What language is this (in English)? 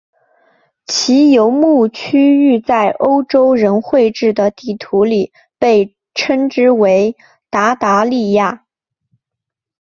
Chinese